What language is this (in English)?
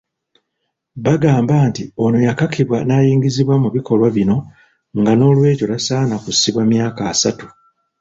Ganda